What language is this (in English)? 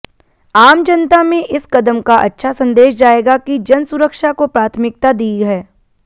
Hindi